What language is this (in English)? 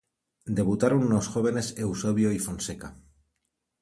Spanish